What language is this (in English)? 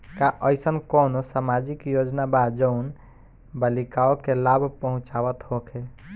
Bhojpuri